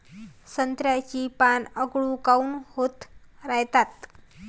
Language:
Marathi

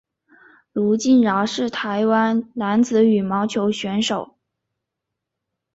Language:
Chinese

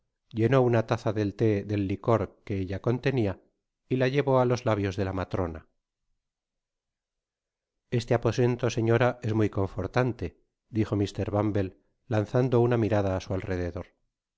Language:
Spanish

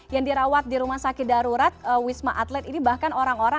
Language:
Indonesian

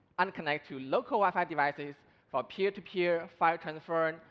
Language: English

